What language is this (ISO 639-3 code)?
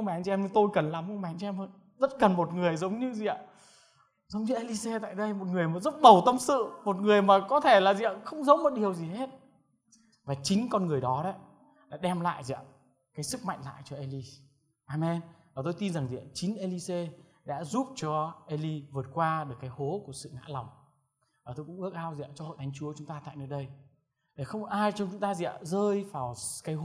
vie